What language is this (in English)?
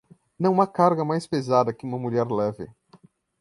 Portuguese